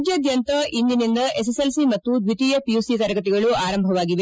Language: Kannada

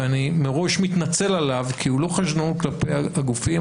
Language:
Hebrew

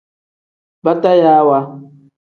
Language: Tem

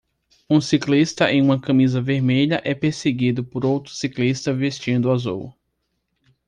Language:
Portuguese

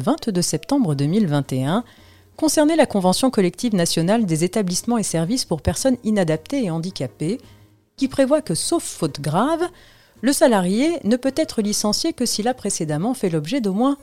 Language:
French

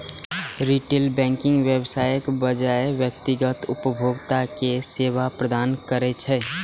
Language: Maithili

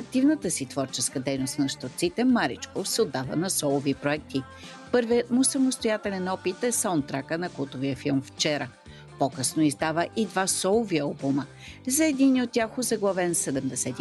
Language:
Bulgarian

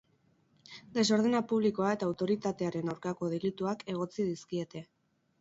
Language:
Basque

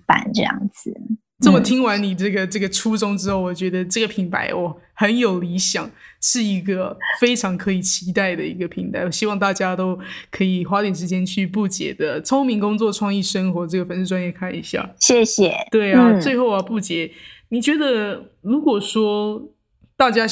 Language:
Chinese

